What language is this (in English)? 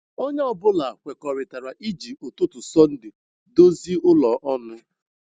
Igbo